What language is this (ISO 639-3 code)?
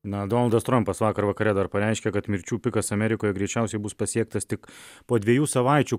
lit